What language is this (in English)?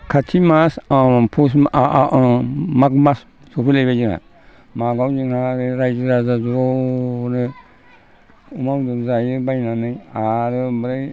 Bodo